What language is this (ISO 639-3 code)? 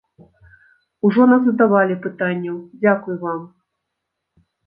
bel